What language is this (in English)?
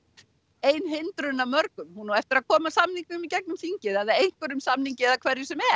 Icelandic